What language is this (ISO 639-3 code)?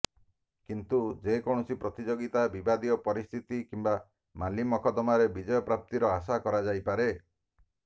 ori